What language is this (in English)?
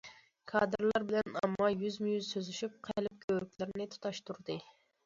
Uyghur